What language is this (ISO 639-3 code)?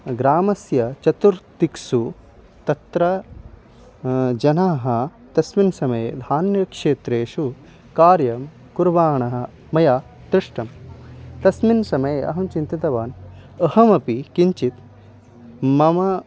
san